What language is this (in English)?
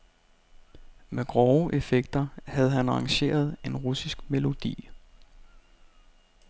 Danish